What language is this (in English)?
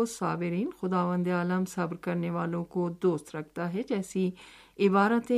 Urdu